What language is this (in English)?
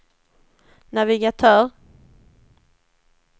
Swedish